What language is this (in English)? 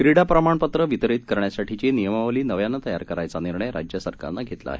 Marathi